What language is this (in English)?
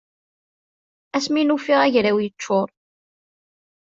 Kabyle